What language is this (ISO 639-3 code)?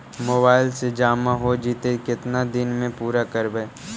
mag